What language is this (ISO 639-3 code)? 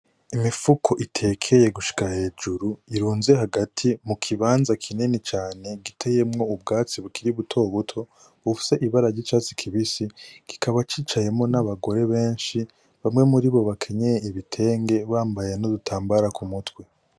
run